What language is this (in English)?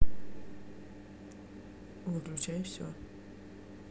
Russian